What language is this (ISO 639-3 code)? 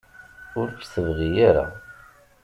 kab